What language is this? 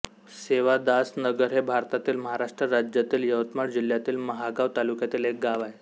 Marathi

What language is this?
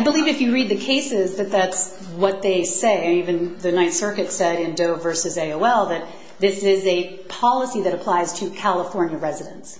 English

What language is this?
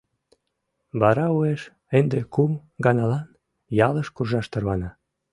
Mari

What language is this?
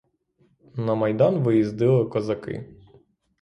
Ukrainian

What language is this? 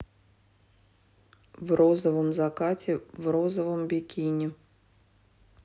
Russian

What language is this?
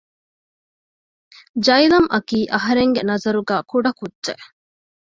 Divehi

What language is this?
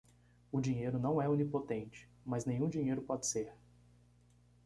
Portuguese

